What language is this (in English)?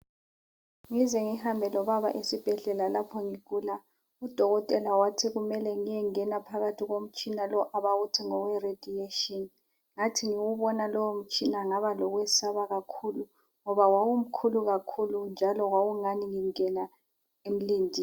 North Ndebele